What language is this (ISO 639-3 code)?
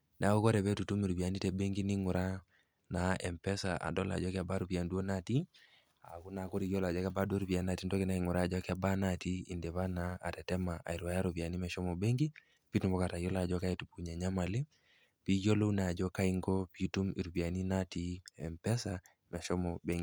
mas